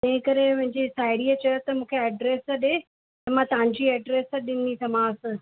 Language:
Sindhi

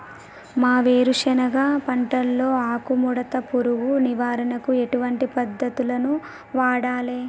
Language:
Telugu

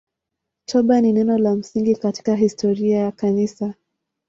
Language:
Swahili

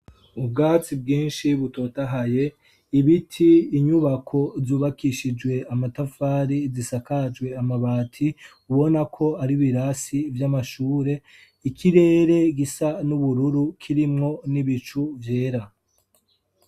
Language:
Rundi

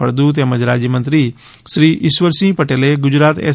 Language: Gujarati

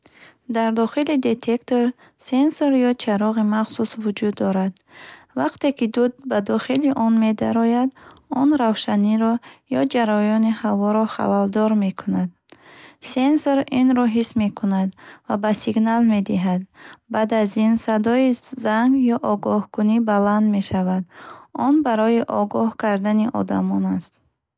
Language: Bukharic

